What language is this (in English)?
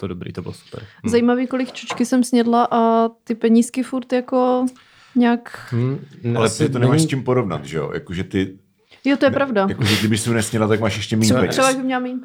Czech